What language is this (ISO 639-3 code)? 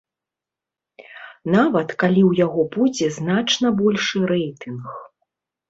bel